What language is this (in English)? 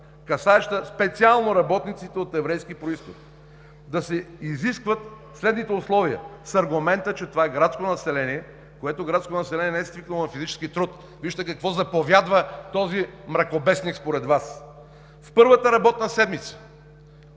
Bulgarian